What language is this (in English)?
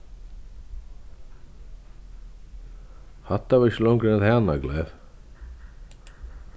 Faroese